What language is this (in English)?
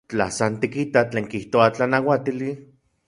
Central Puebla Nahuatl